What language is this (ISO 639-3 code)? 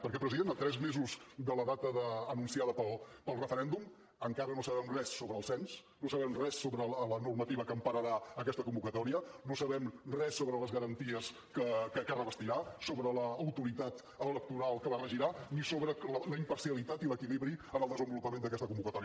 cat